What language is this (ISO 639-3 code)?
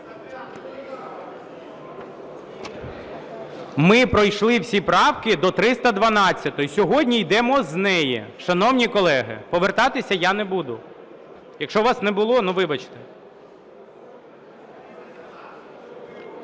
ukr